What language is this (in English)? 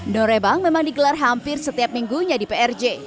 Indonesian